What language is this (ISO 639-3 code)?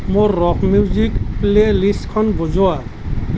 asm